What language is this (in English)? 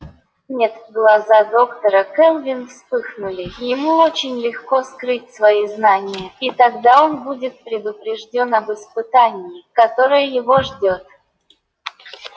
Russian